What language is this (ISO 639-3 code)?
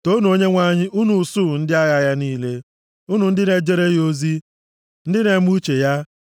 ibo